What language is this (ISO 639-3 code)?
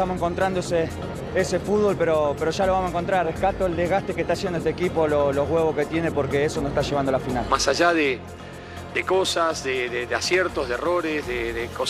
spa